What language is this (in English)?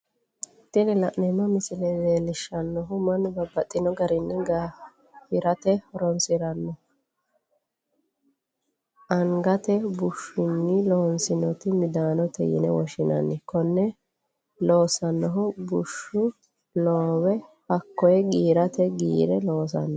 Sidamo